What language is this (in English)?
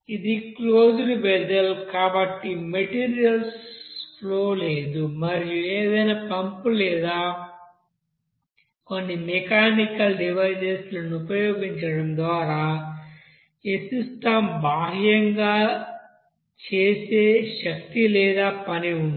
Telugu